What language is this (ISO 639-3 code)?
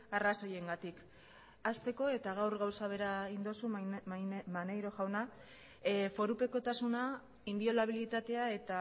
eus